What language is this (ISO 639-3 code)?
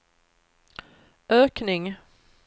swe